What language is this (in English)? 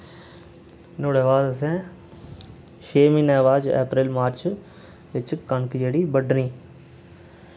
Dogri